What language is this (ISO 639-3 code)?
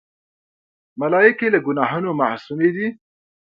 pus